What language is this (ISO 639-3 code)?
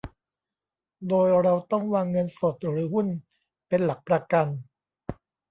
tha